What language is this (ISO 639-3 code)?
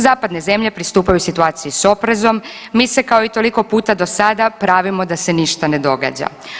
hrv